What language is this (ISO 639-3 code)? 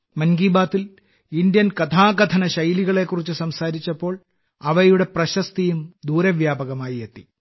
mal